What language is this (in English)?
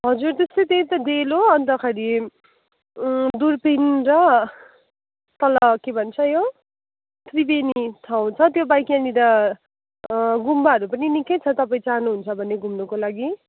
Nepali